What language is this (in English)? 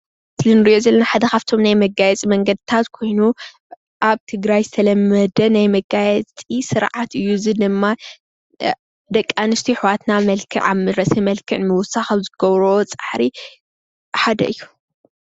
Tigrinya